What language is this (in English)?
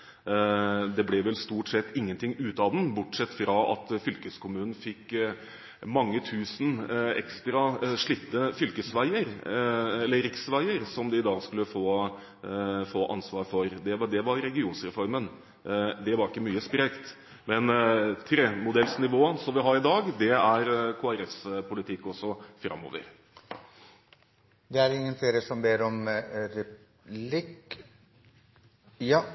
Norwegian